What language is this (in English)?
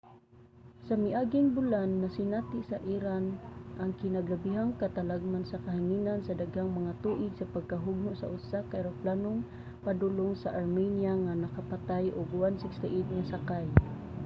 Cebuano